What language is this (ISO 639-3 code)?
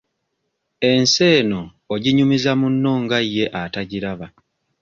lug